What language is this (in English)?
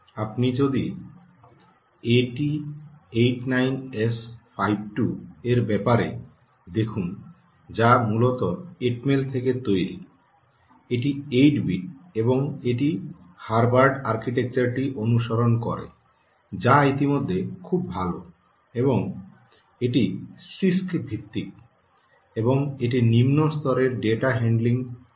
Bangla